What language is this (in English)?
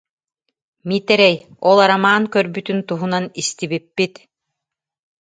Yakut